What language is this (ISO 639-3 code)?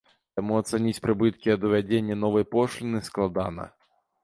bel